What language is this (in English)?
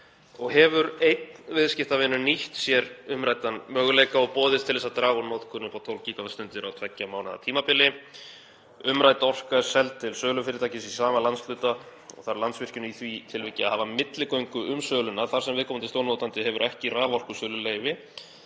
Icelandic